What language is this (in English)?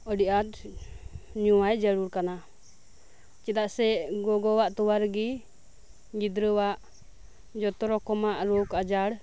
Santali